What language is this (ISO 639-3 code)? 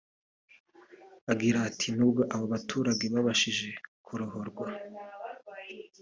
kin